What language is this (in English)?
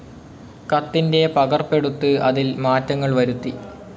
Malayalam